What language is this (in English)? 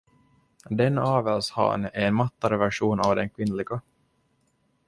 Swedish